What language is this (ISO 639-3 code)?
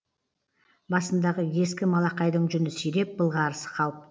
kaz